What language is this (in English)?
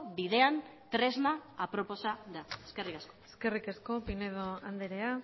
Basque